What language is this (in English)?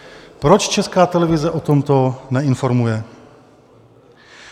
Czech